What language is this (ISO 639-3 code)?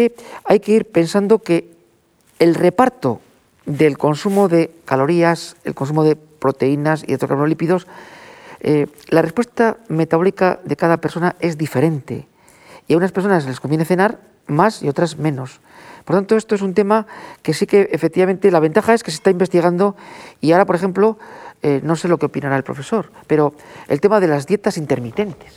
spa